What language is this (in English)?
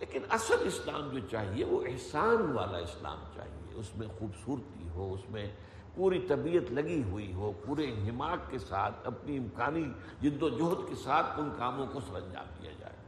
Urdu